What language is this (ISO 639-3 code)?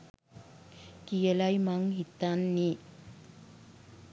sin